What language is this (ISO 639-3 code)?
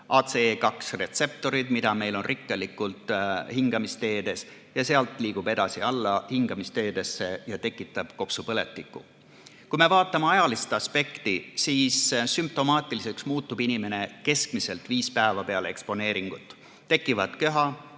est